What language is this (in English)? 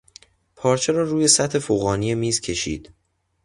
Persian